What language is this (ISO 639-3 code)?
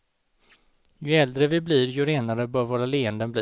swe